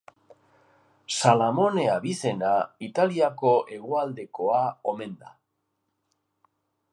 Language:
Basque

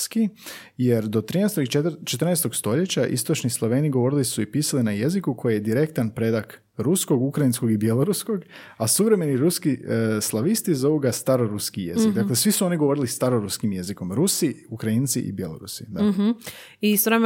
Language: Croatian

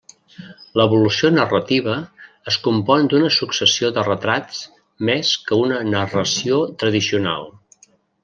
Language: Catalan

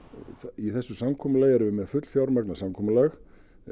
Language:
Icelandic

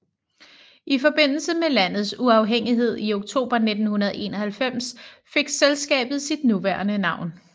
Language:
Danish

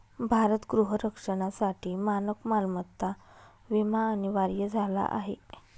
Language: Marathi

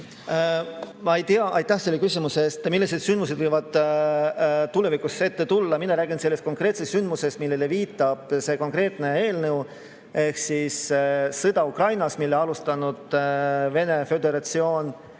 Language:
Estonian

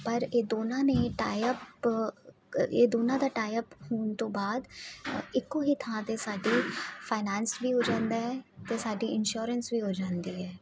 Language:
Punjabi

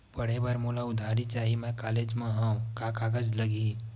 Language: Chhattisgarhi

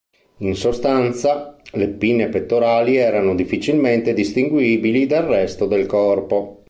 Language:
Italian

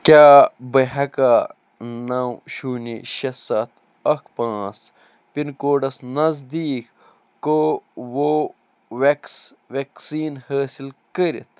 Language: Kashmiri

